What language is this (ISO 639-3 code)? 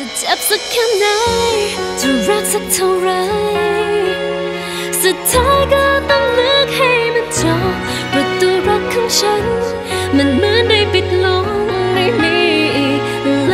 tha